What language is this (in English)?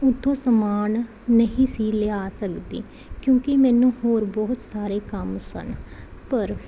Punjabi